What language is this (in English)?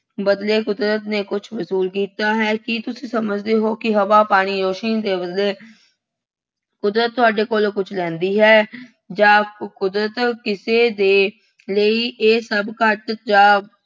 Punjabi